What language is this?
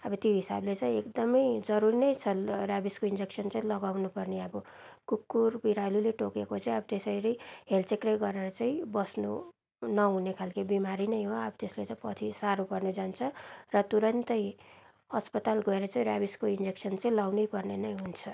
Nepali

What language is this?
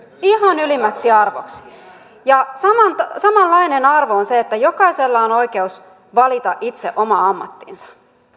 Finnish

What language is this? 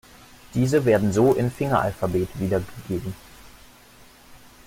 German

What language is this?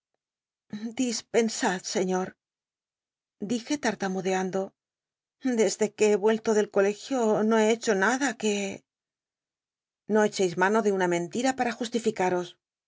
Spanish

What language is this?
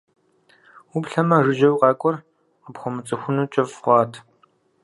Kabardian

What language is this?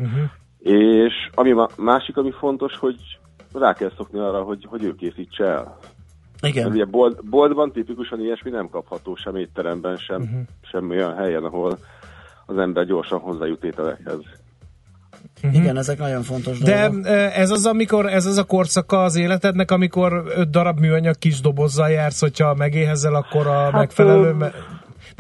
Hungarian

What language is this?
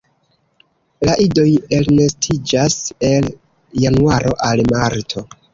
Esperanto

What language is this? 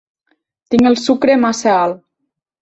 Catalan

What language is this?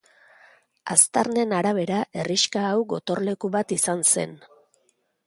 Basque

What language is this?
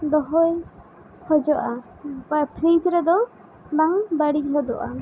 Santali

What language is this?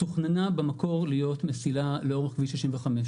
Hebrew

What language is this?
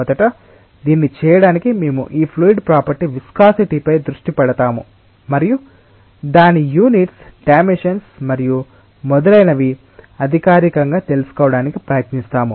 Telugu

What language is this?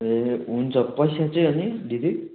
Nepali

